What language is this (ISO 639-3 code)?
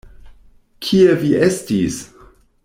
epo